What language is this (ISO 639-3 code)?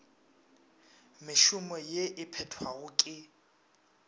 nso